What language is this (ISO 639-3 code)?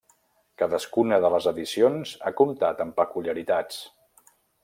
cat